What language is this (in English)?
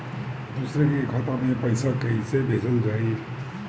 Bhojpuri